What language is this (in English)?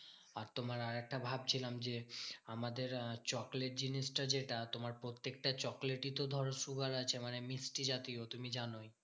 Bangla